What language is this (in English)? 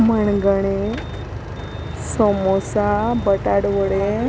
Konkani